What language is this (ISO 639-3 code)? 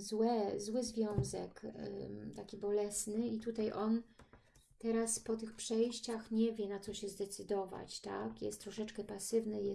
pol